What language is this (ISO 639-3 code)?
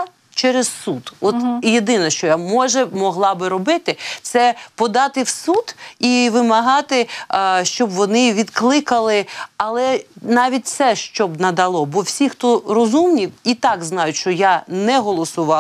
ukr